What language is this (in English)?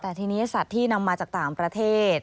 Thai